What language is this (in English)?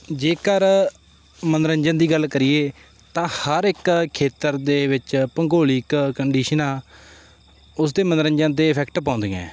Punjabi